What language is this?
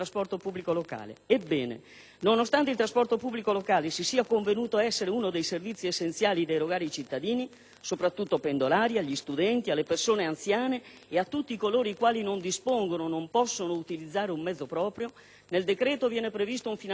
Italian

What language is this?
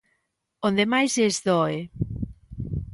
Galician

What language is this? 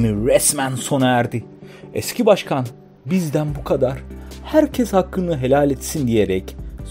Turkish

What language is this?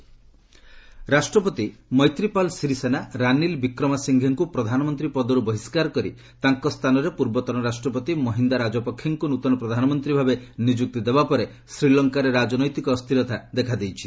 Odia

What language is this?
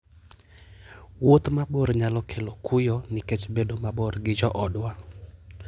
Luo (Kenya and Tanzania)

